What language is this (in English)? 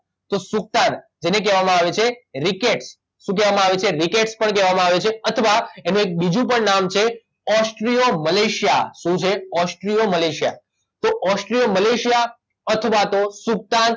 Gujarati